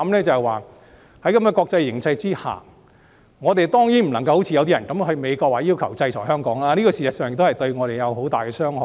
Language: Cantonese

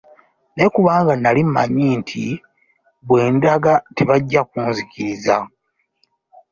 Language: Ganda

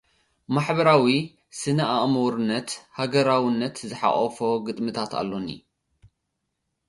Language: Tigrinya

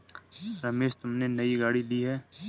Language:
Hindi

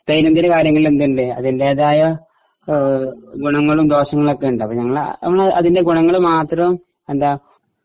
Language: Malayalam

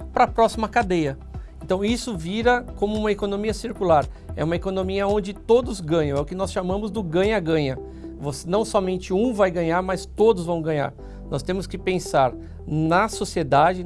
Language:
Portuguese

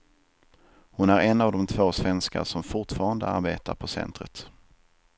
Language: Swedish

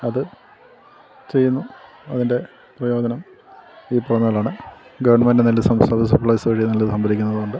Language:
Malayalam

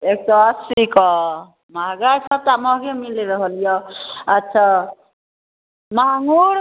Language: Maithili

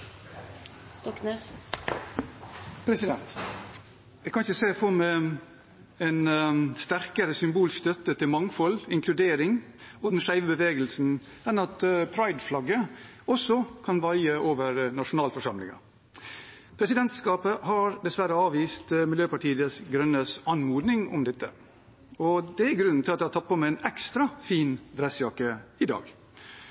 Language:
Norwegian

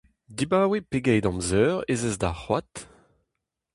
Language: Breton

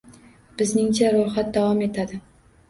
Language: Uzbek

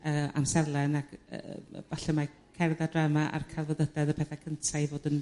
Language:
Welsh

